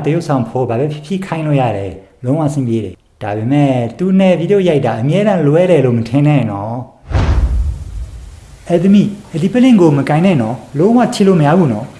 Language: Burmese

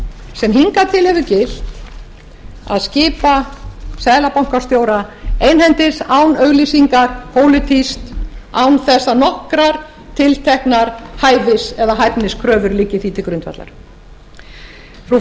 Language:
Icelandic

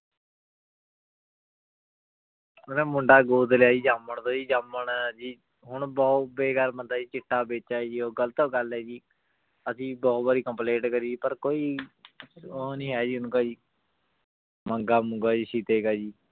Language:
Punjabi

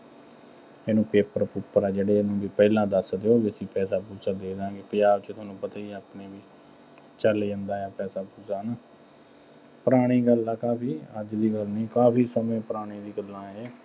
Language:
Punjabi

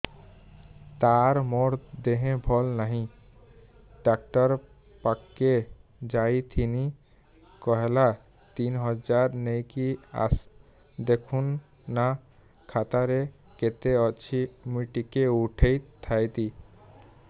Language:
Odia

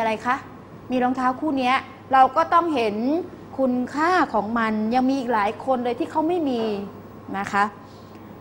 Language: Thai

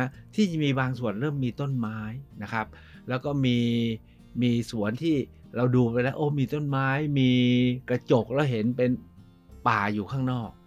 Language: Thai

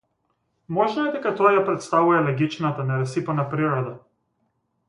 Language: Macedonian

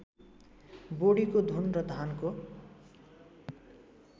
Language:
Nepali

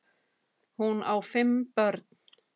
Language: Icelandic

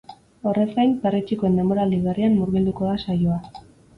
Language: Basque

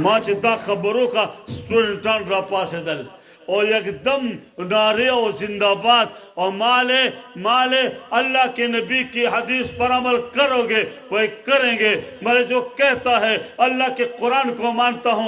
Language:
Turkish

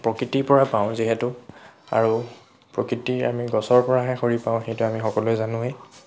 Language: Assamese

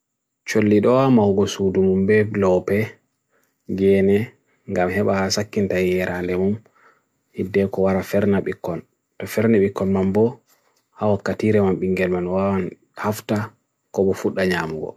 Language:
Bagirmi Fulfulde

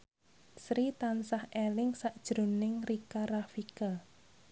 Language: Javanese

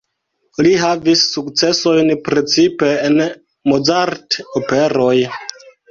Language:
Esperanto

